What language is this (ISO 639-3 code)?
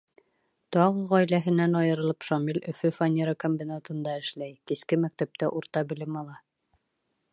bak